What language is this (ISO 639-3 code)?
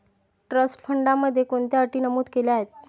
mar